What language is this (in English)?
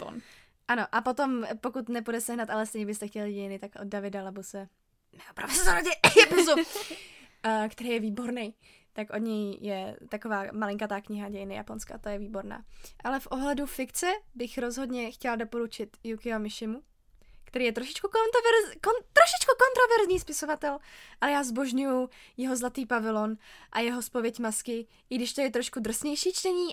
Czech